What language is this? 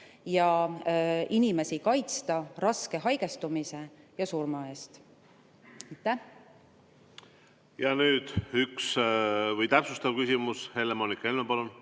Estonian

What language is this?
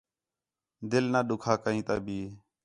Khetrani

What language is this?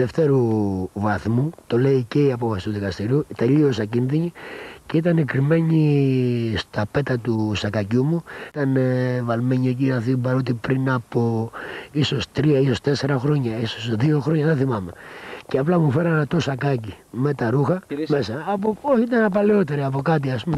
Greek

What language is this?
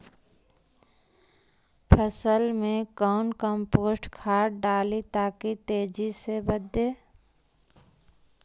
Magahi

